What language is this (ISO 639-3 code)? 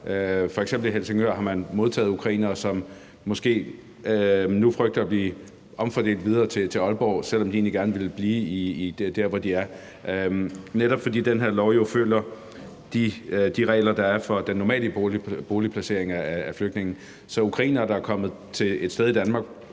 dan